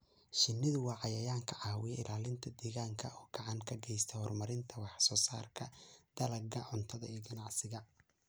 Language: Somali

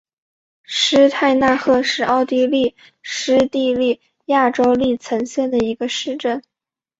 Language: Chinese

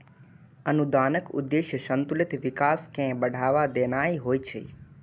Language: Maithili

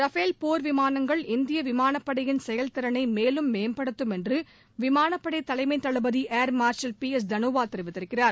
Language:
Tamil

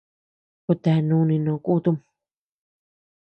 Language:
Tepeuxila Cuicatec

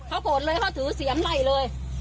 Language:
Thai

